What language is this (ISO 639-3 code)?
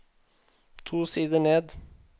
nor